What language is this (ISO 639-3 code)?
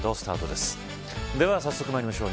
jpn